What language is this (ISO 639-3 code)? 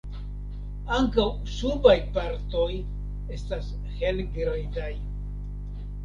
epo